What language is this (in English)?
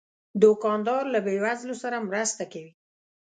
Pashto